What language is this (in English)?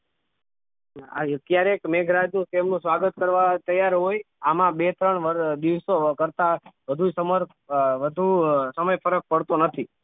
Gujarati